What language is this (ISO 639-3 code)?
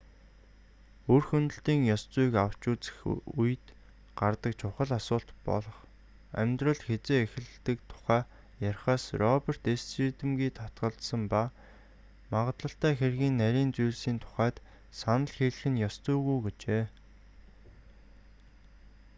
mon